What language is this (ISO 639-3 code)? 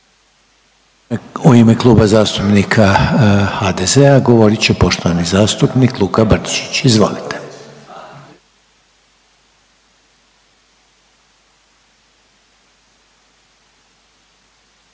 hrv